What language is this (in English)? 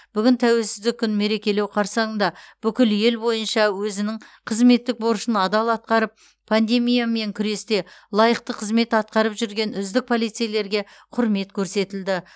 Kazakh